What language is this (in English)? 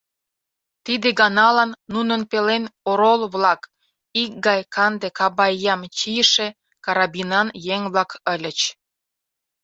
Mari